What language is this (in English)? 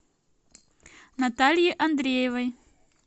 Russian